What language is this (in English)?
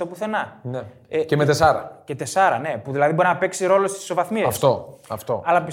Greek